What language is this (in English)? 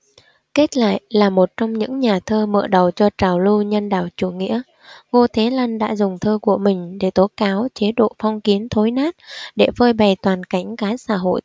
Vietnamese